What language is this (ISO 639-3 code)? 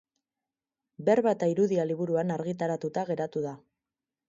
eus